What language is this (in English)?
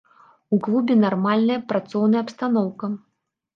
Belarusian